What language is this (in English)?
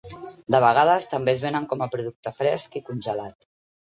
Catalan